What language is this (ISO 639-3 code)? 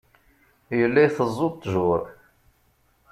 kab